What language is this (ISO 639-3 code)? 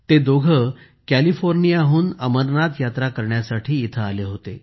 mar